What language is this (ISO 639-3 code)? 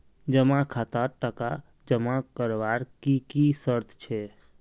mag